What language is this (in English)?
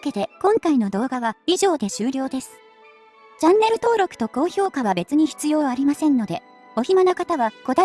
Japanese